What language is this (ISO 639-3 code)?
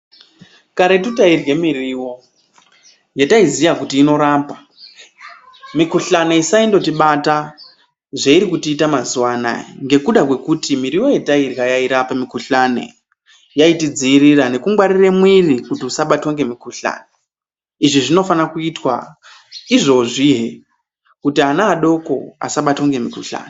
ndc